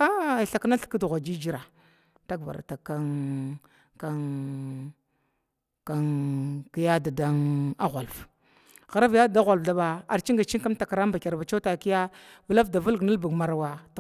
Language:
Glavda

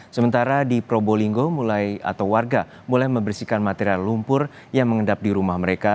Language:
Indonesian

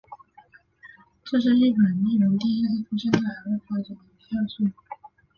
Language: Chinese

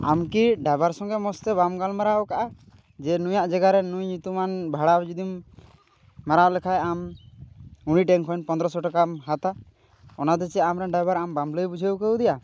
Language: Santali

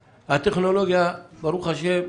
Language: Hebrew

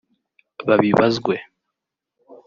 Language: Kinyarwanda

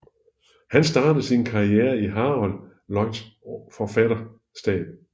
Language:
Danish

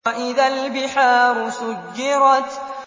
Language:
Arabic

